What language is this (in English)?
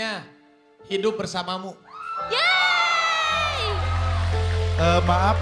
Indonesian